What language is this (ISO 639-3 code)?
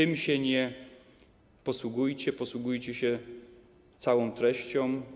pol